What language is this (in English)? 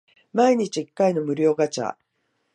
Japanese